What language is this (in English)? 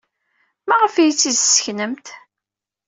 Kabyle